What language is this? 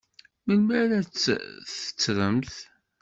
Kabyle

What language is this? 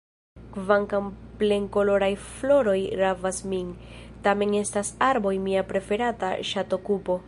Esperanto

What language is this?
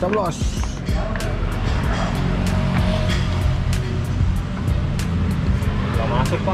Indonesian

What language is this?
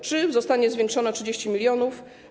Polish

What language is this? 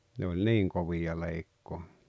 Finnish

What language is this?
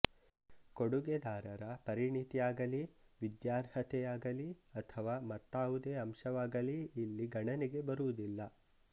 Kannada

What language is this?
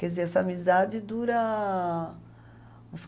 Portuguese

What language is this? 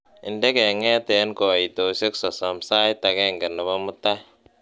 Kalenjin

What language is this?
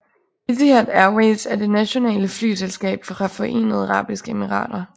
Danish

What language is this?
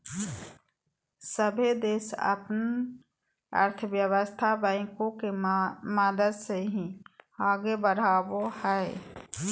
Magahi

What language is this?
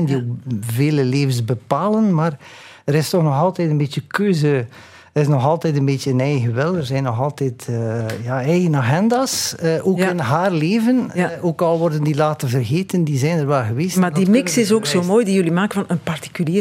Dutch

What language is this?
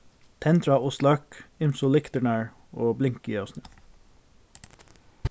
Faroese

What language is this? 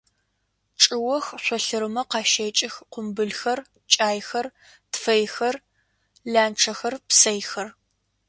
Adyghe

